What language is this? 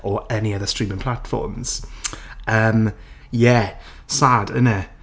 Welsh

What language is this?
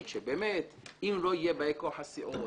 Hebrew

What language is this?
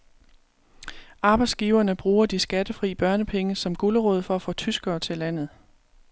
Danish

